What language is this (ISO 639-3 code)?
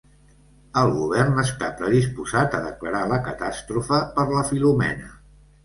cat